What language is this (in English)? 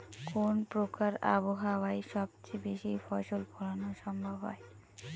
Bangla